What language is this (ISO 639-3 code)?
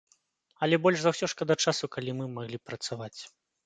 bel